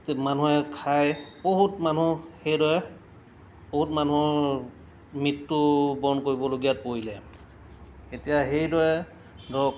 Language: Assamese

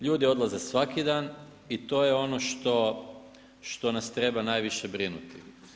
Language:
Croatian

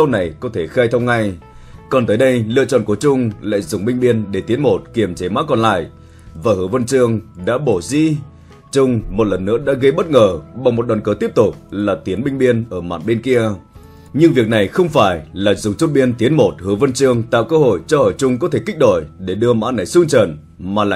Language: Vietnamese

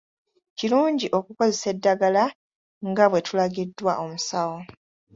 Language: Ganda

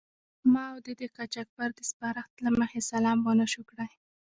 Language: Pashto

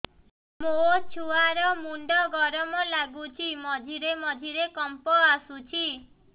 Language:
Odia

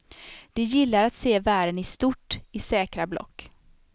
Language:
Swedish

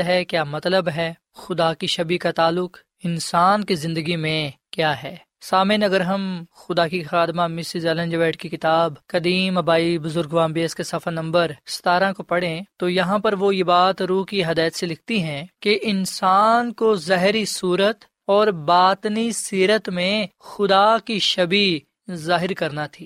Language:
Urdu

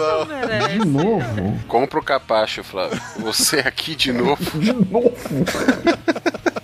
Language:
Portuguese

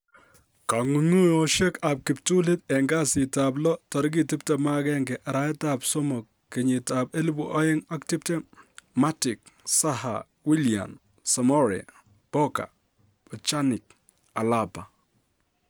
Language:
Kalenjin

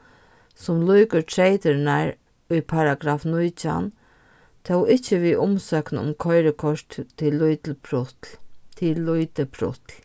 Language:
Faroese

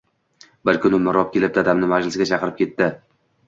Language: Uzbek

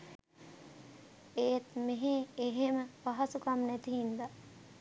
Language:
Sinhala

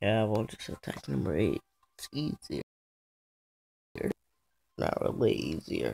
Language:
English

